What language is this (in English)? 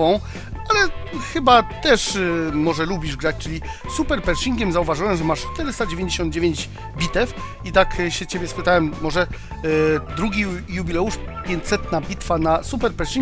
Polish